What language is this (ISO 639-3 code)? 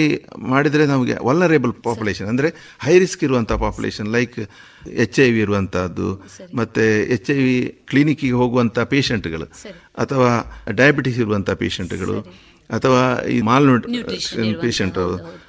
kan